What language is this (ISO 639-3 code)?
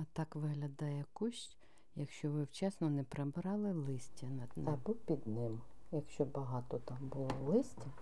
ukr